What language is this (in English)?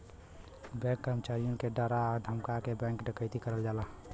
Bhojpuri